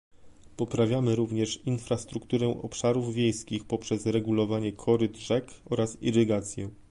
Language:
Polish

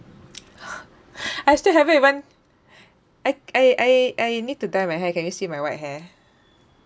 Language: English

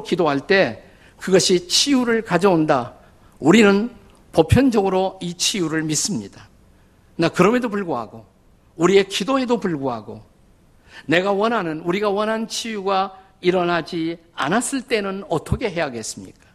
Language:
Korean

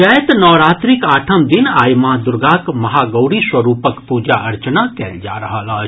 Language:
Maithili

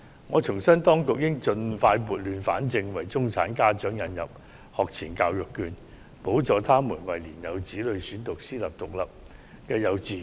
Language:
Cantonese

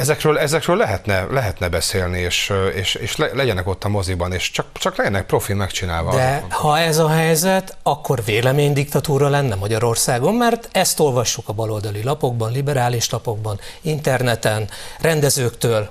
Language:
Hungarian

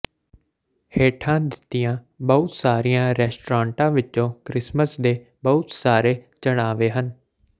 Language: Punjabi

